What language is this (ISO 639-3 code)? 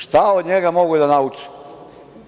srp